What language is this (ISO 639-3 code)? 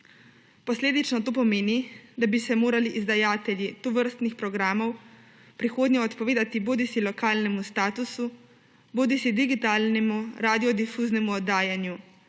slv